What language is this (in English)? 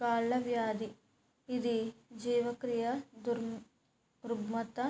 Telugu